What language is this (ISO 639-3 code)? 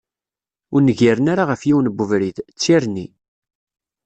kab